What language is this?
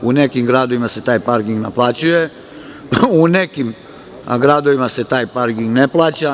Serbian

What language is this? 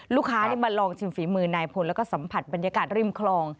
Thai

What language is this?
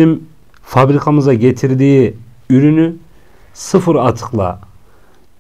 Turkish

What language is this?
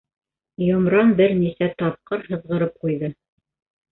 Bashkir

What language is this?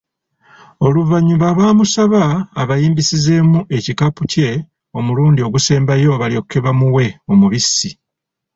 Ganda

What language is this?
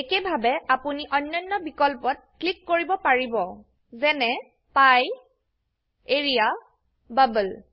Assamese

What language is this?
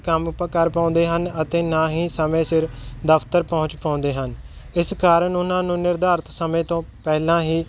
Punjabi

